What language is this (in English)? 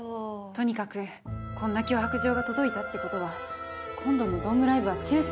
Japanese